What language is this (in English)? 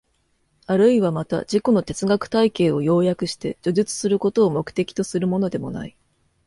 Japanese